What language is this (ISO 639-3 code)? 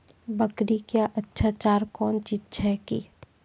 mai